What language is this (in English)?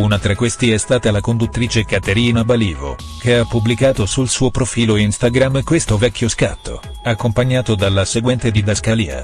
Italian